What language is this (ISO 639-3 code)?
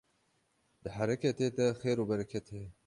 kur